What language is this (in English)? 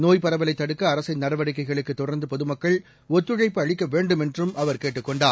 Tamil